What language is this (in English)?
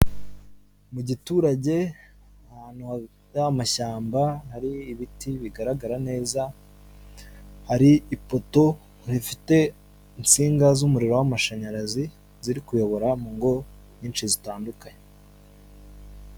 Kinyarwanda